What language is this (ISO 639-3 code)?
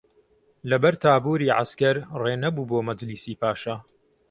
ckb